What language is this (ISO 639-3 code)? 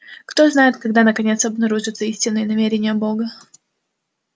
rus